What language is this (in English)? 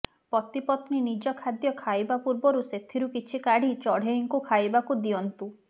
Odia